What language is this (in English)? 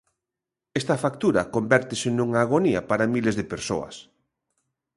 Galician